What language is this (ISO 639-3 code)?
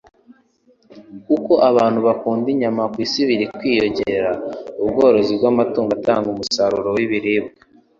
kin